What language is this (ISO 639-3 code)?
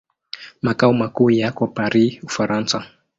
swa